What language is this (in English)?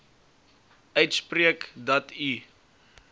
Afrikaans